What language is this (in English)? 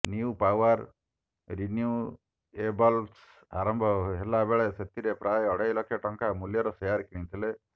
Odia